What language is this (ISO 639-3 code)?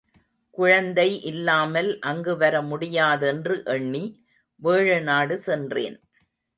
tam